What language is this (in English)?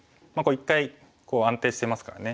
Japanese